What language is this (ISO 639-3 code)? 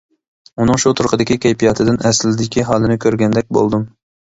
uig